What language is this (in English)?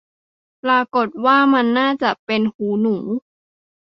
Thai